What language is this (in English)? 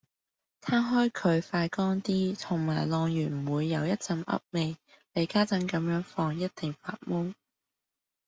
Cantonese